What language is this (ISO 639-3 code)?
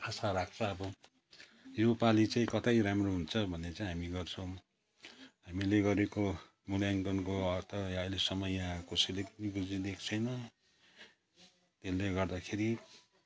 nep